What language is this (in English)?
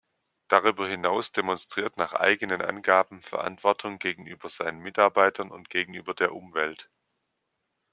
German